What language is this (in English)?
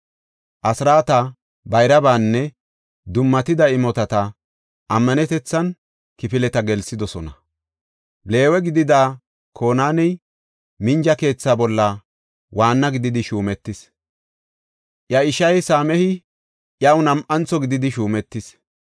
Gofa